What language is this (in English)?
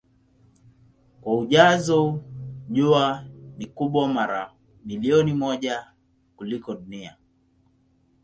Swahili